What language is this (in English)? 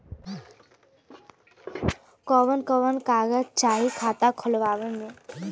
Bhojpuri